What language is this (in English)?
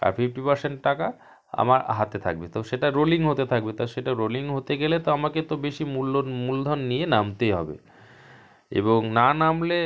Bangla